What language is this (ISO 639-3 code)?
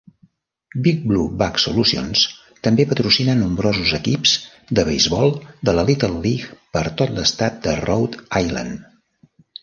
cat